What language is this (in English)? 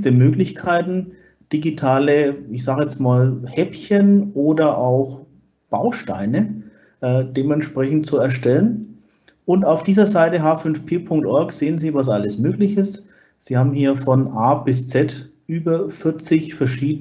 German